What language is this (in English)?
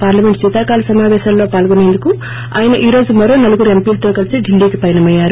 Telugu